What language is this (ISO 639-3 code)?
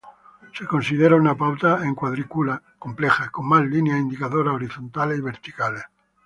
spa